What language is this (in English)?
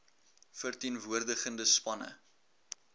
Afrikaans